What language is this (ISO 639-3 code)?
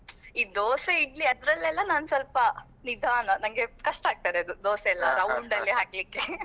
kan